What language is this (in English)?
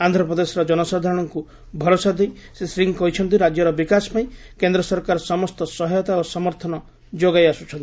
Odia